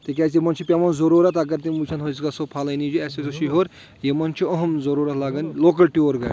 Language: Kashmiri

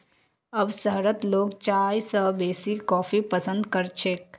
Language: Magahi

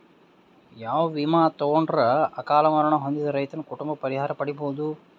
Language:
Kannada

